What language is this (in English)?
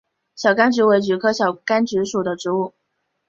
Chinese